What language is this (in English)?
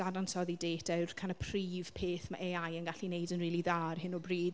Welsh